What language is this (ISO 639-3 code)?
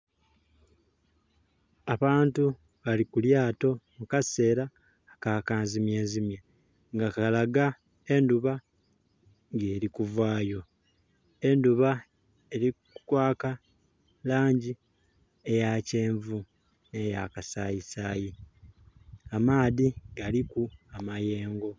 xog